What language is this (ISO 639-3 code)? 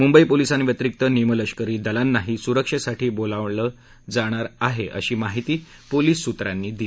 mar